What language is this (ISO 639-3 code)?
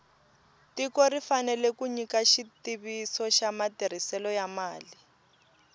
tso